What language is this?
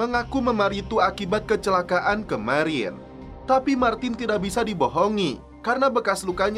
Indonesian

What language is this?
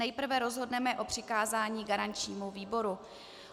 Czech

